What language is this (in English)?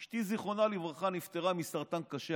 Hebrew